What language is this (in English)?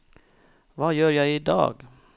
Norwegian